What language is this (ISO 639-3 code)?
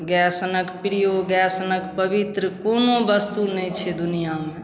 mai